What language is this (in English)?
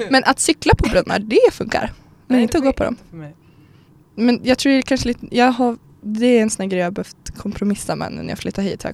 Swedish